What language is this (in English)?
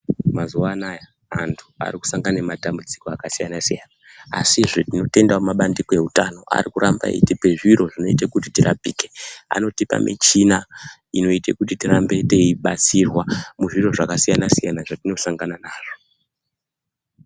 Ndau